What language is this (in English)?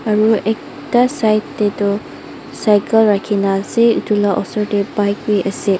Naga Pidgin